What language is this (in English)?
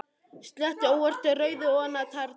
Icelandic